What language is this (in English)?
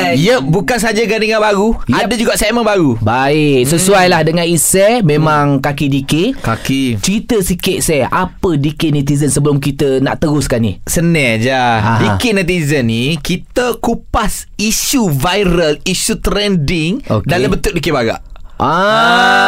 Malay